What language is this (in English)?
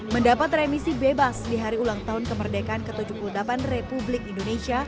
Indonesian